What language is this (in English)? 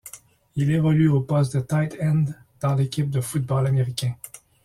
French